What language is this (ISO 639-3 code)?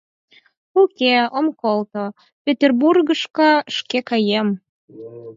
chm